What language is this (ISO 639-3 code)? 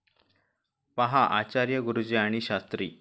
mar